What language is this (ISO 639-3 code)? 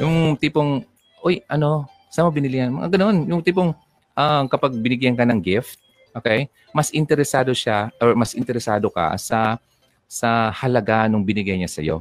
fil